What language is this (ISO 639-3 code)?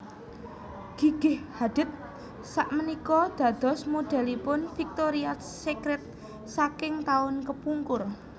jav